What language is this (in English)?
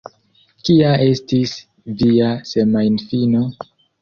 Esperanto